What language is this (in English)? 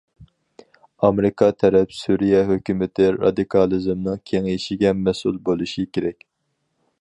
Uyghur